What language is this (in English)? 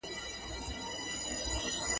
Pashto